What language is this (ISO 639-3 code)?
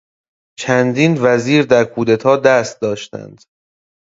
fas